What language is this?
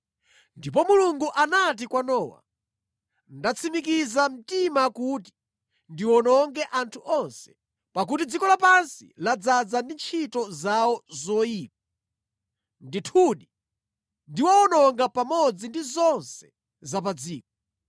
Nyanja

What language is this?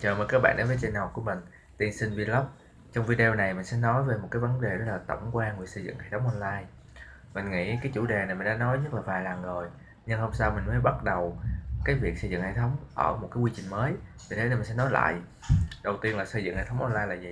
Vietnamese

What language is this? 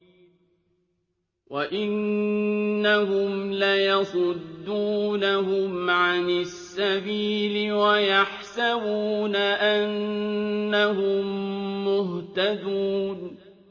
Arabic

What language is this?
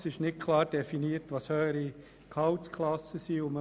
Swiss German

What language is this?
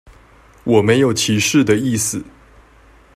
Chinese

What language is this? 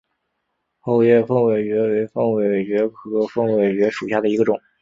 Chinese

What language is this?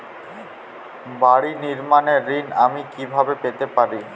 Bangla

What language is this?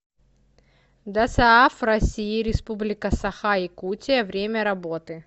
Russian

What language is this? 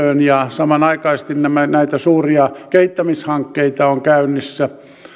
Finnish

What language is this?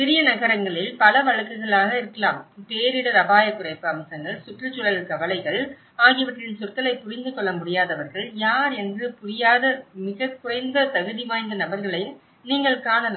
Tamil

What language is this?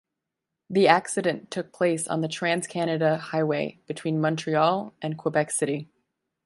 English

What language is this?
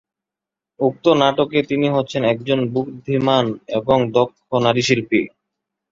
Bangla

